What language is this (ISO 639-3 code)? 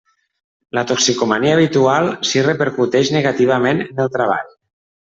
cat